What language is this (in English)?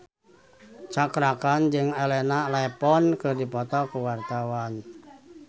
Sundanese